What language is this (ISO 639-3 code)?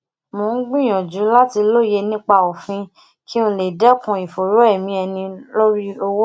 yor